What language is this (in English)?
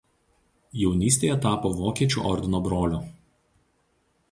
Lithuanian